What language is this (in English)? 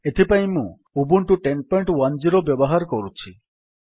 Odia